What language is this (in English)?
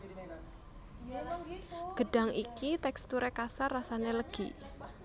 Javanese